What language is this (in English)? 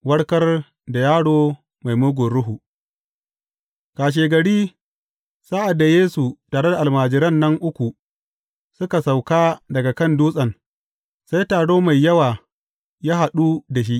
Hausa